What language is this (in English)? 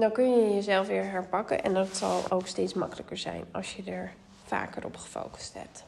Dutch